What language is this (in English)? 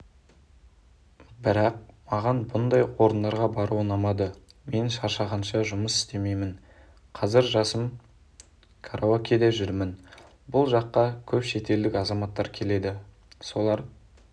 Kazakh